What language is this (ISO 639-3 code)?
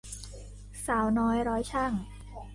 tha